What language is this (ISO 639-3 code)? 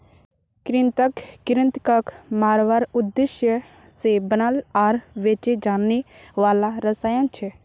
mag